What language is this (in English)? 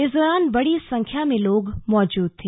Hindi